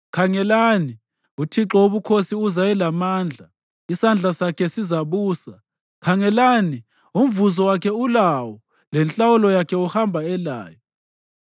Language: North Ndebele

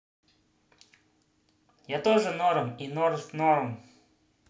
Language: Russian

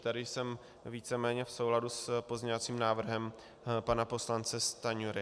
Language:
Czech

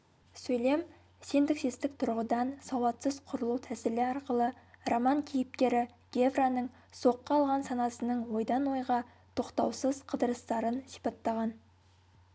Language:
Kazakh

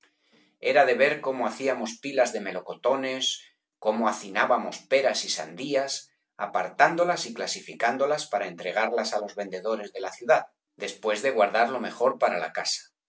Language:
Spanish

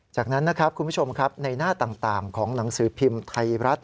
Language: Thai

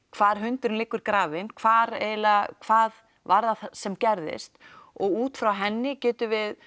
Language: Icelandic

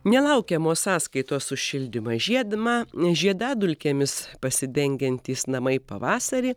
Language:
Lithuanian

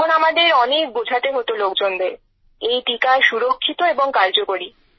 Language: Bangla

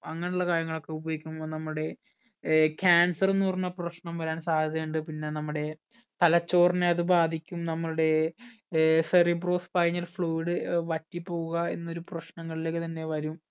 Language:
Malayalam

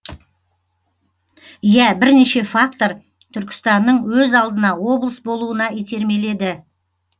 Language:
Kazakh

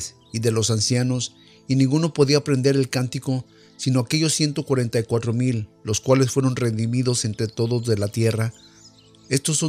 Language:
Spanish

